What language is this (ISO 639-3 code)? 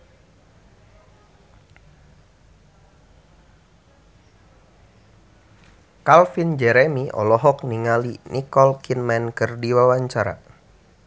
sun